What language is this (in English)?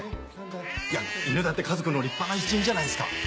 Japanese